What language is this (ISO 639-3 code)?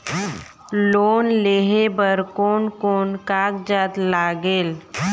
hne